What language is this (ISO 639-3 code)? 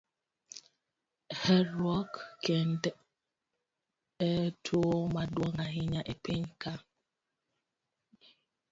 luo